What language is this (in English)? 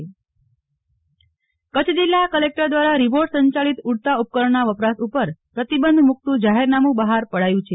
Gujarati